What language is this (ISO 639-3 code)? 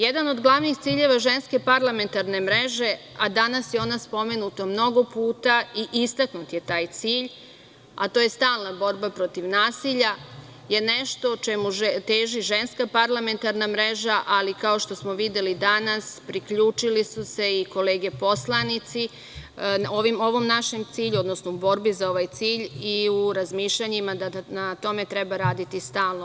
srp